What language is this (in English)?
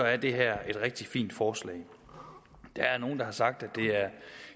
Danish